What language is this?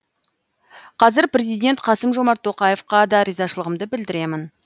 Kazakh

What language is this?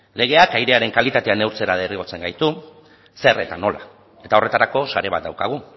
Basque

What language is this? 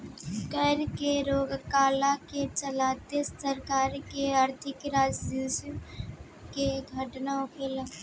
Bhojpuri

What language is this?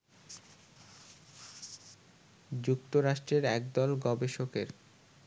Bangla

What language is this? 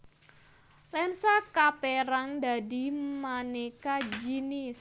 Javanese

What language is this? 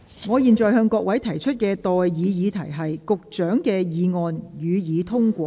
Cantonese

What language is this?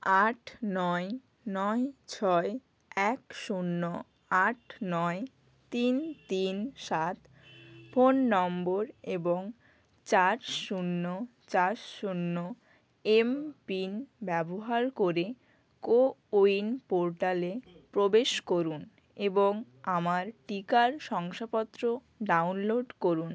Bangla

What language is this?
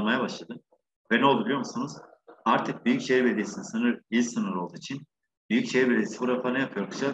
Turkish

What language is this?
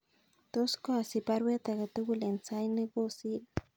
Kalenjin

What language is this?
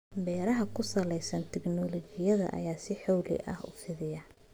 Somali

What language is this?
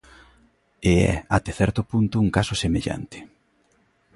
Galician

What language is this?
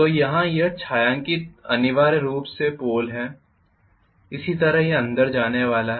Hindi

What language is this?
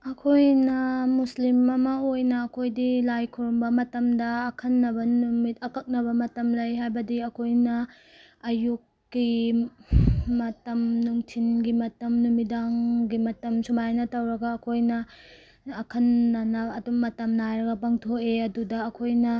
Manipuri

